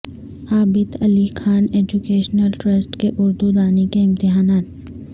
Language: Urdu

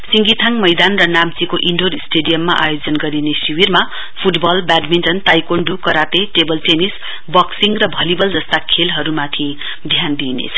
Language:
Nepali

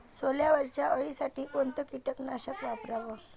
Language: Marathi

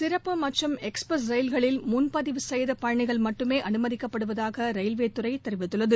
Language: Tamil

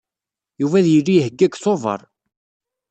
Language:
Kabyle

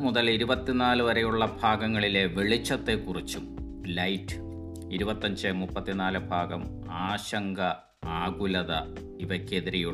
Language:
Malayalam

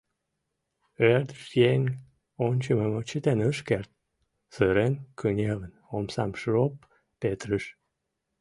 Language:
Mari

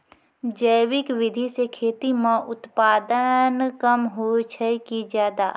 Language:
Maithili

